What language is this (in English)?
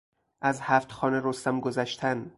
Persian